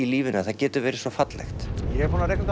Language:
Icelandic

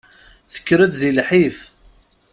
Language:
Kabyle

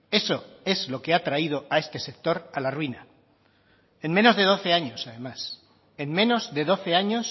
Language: Spanish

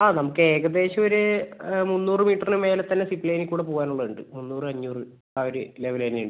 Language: Malayalam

